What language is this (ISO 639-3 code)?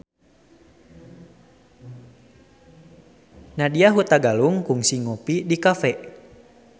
sun